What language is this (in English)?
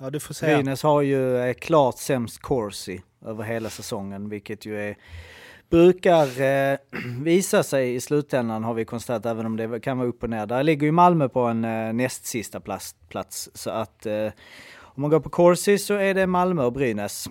Swedish